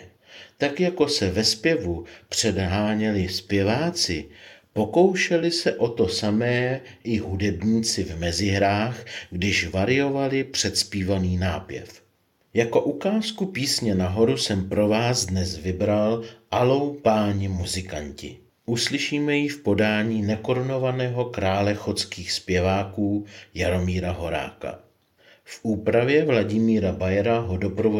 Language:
Czech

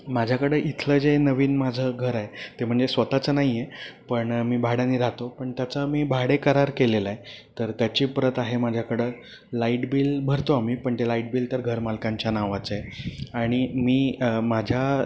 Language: Marathi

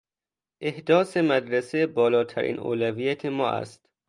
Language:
Persian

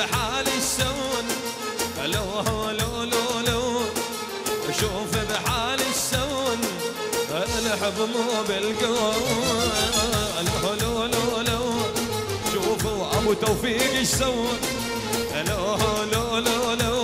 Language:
Arabic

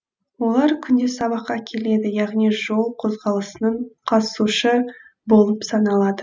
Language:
Kazakh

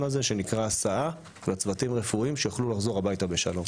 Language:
Hebrew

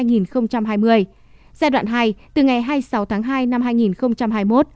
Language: Vietnamese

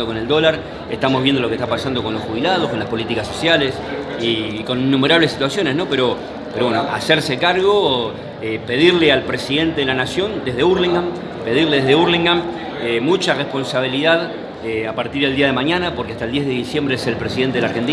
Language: Spanish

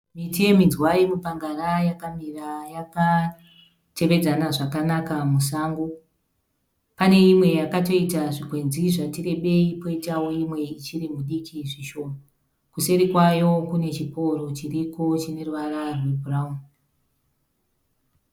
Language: Shona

